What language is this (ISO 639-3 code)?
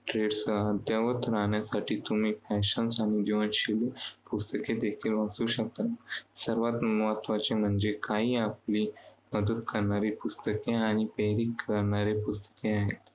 mar